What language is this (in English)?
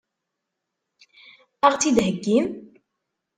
Kabyle